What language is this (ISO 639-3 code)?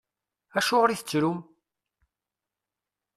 kab